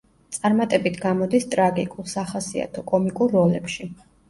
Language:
Georgian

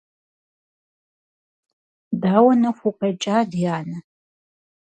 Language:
Kabardian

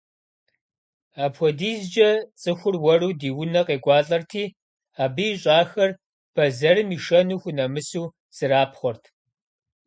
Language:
Kabardian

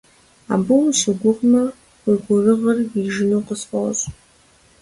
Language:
Kabardian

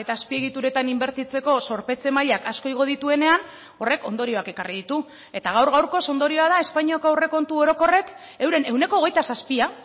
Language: Basque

